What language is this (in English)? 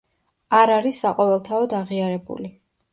Georgian